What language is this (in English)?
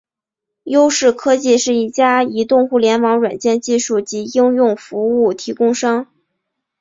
Chinese